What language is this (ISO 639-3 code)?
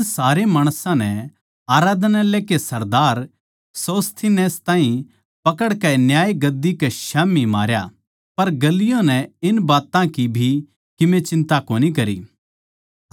bgc